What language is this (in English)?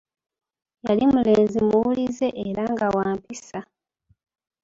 Ganda